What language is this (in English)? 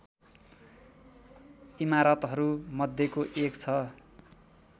Nepali